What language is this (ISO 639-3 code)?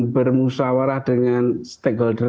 ind